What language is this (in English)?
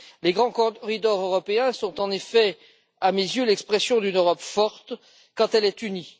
French